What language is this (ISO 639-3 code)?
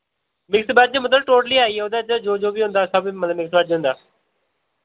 doi